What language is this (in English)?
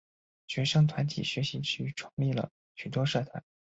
Chinese